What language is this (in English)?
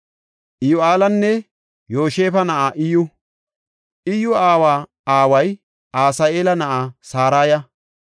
Gofa